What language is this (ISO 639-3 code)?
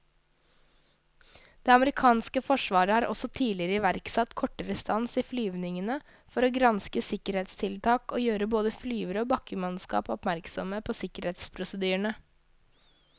nor